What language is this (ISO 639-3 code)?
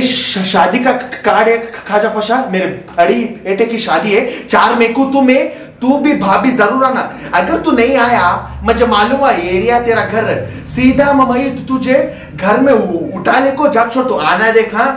hin